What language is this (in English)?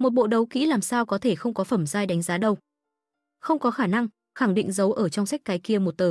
Vietnamese